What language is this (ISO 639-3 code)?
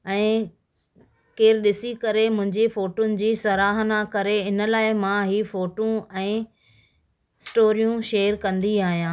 snd